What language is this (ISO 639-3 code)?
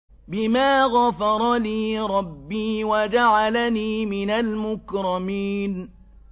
ara